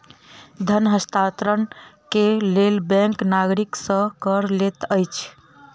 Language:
Maithili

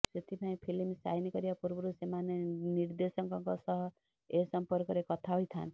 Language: Odia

